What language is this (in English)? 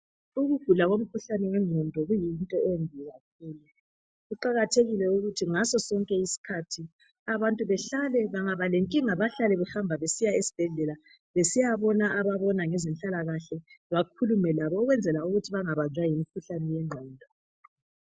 North Ndebele